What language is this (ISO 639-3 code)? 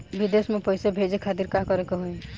bho